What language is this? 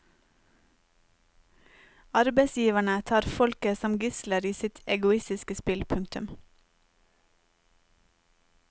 Norwegian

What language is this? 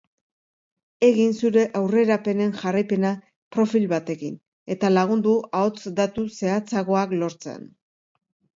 Basque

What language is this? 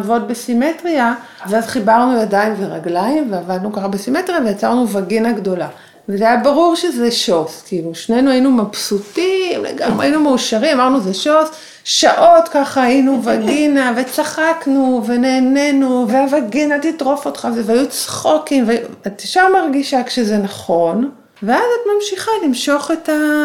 Hebrew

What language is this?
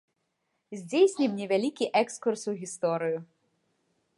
Belarusian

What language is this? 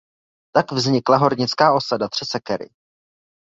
Czech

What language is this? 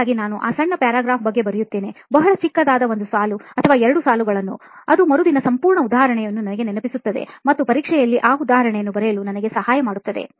Kannada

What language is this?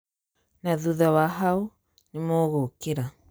Kikuyu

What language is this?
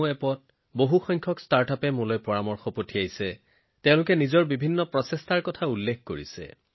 Assamese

